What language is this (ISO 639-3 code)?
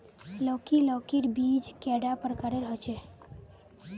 mag